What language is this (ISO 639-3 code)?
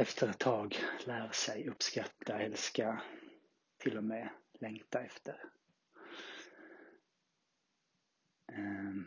swe